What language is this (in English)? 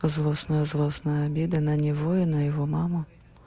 Russian